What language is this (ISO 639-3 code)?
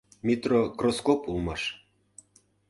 chm